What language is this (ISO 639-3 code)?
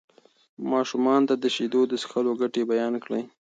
pus